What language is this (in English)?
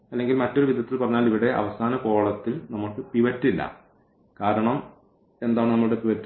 Malayalam